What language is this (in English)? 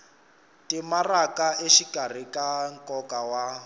Tsonga